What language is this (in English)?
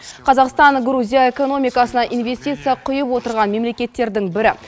Kazakh